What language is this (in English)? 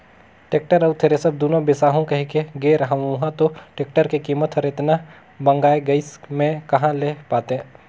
Chhattisgarhi